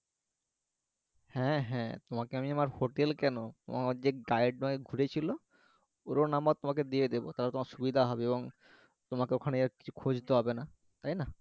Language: Bangla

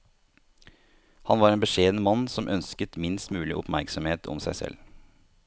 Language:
Norwegian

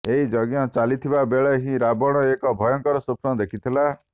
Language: Odia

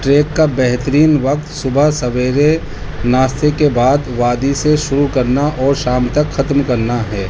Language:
Urdu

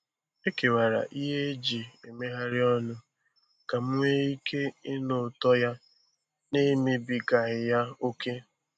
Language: Igbo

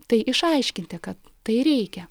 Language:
Lithuanian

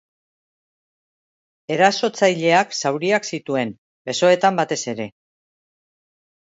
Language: Basque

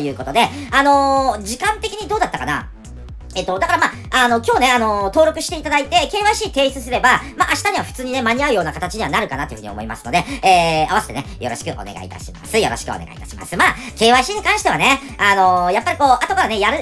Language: Japanese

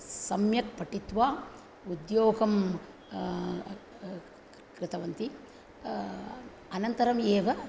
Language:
Sanskrit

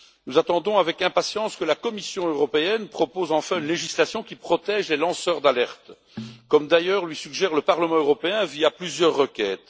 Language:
French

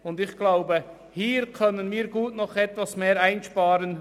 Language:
Swiss German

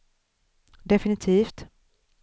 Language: Swedish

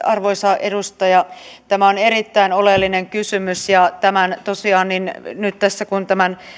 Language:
Finnish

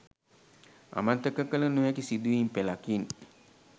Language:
Sinhala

